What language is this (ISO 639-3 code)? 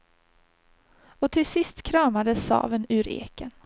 swe